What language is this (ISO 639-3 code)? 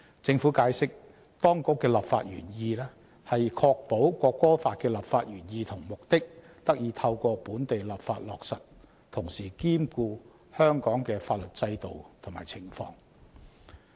yue